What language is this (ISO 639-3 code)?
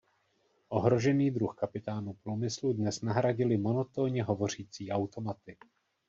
ces